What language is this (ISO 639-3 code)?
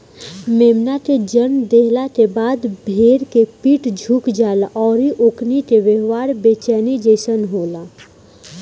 bho